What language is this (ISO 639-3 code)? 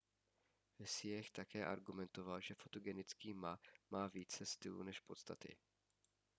ces